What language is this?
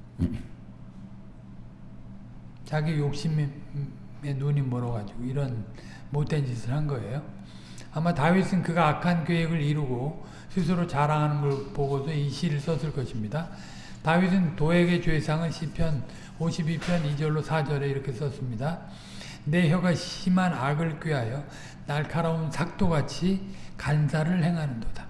Korean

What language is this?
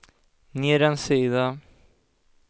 Swedish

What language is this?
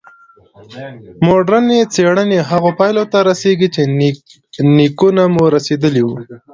Pashto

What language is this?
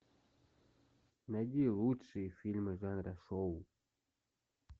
Russian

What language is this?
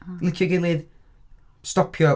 Welsh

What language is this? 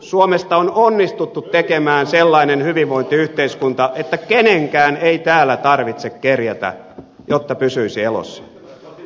Finnish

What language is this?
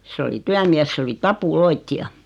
Finnish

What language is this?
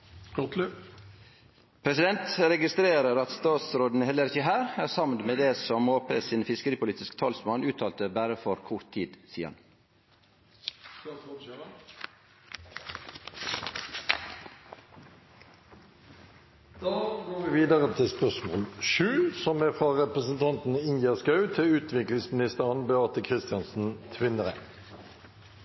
Norwegian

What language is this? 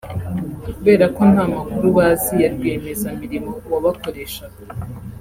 Kinyarwanda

